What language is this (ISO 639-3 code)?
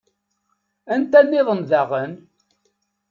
kab